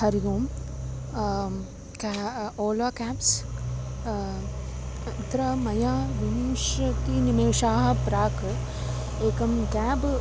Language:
Sanskrit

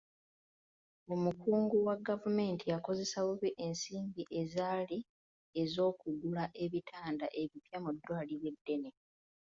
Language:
Ganda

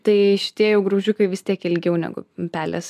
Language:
Lithuanian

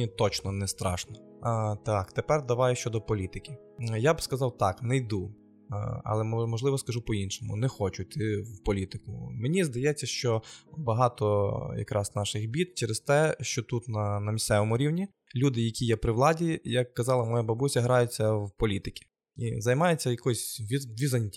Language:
Ukrainian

